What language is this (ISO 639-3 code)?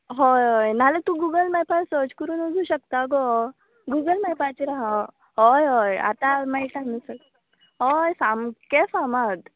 kok